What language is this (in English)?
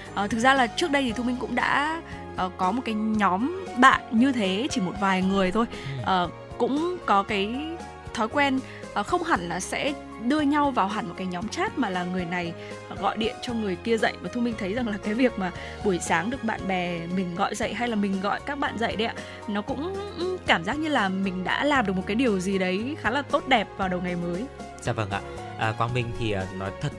Vietnamese